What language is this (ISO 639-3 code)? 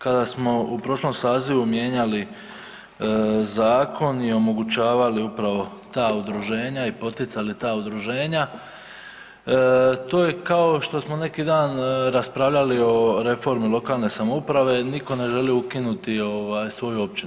hrv